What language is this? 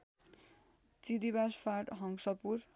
Nepali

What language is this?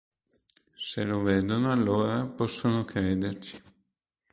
Italian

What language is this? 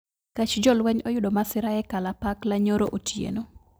Luo (Kenya and Tanzania)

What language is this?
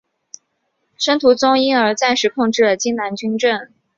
Chinese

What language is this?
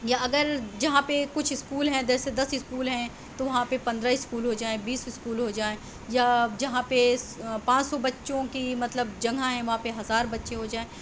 Urdu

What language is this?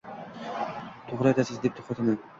Uzbek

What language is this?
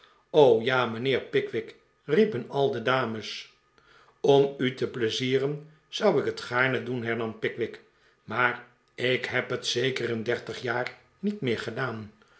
Dutch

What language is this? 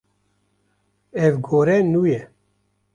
Kurdish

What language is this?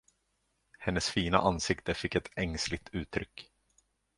Swedish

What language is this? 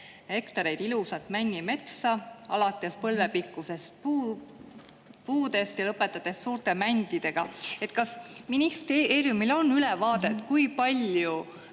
Estonian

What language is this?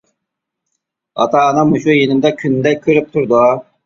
Uyghur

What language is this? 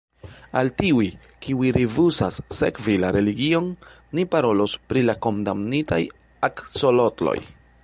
Esperanto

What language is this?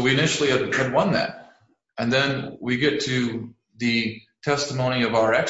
English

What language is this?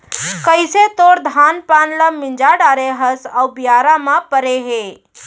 Chhattisgarhi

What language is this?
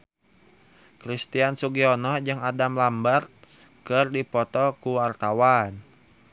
Sundanese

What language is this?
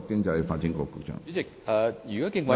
Cantonese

